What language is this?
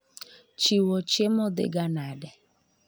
Luo (Kenya and Tanzania)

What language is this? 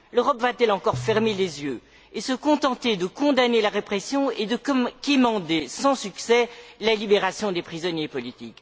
French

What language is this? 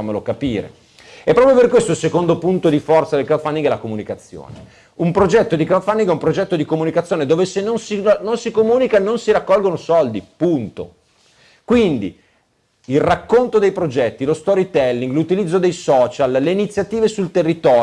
Italian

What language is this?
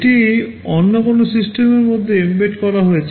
Bangla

